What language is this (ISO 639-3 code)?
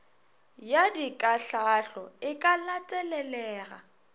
nso